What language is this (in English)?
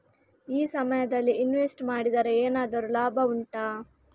Kannada